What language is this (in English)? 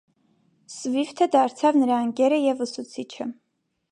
Armenian